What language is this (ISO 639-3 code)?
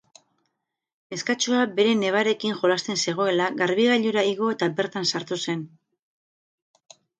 eus